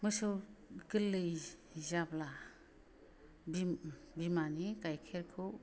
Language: Bodo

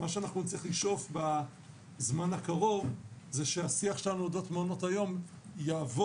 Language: Hebrew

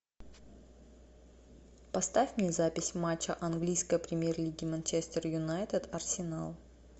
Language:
Russian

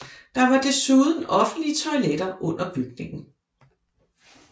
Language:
Danish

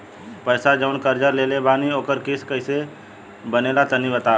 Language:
Bhojpuri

